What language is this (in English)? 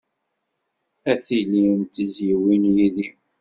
Kabyle